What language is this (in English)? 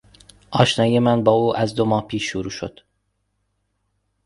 Persian